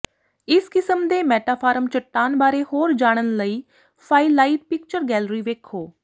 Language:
Punjabi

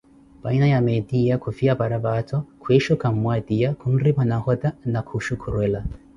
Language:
Koti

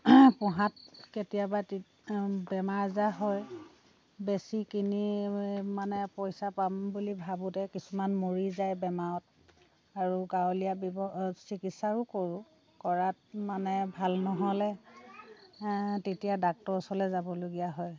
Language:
Assamese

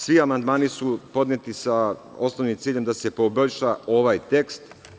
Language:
Serbian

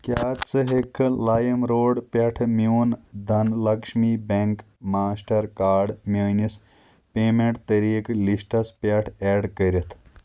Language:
Kashmiri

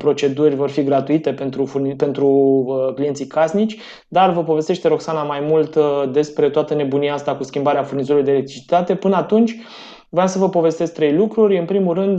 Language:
Romanian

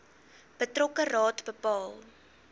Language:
Afrikaans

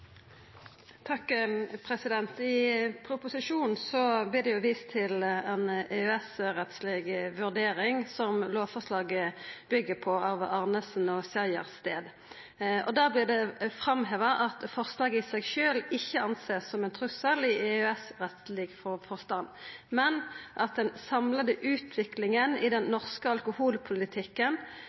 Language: Norwegian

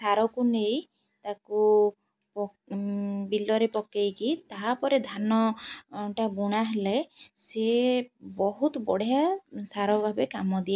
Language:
Odia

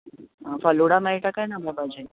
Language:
Konkani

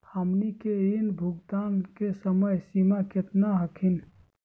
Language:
Magahi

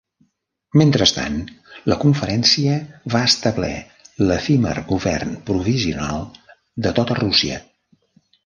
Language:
Catalan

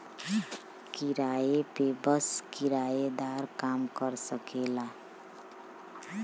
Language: Bhojpuri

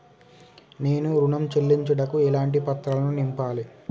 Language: Telugu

